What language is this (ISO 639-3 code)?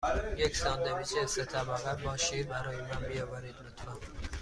fas